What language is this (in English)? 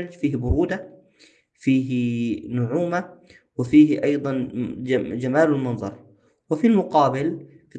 Arabic